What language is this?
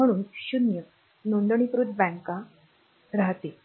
Marathi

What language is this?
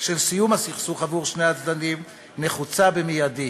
Hebrew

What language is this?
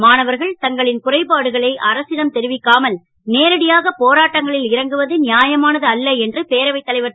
Tamil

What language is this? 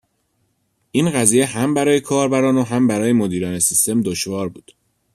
Persian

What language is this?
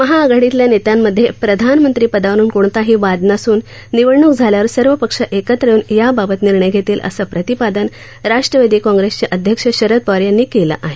Marathi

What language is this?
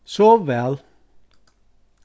Faroese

